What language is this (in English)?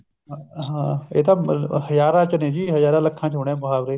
Punjabi